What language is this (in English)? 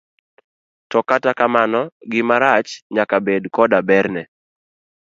Luo (Kenya and Tanzania)